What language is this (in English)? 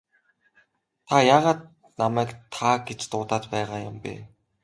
Mongolian